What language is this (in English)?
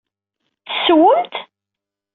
Kabyle